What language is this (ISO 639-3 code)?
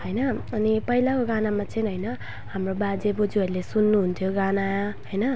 nep